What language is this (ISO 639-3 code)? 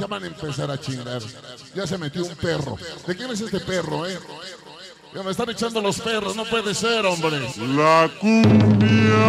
spa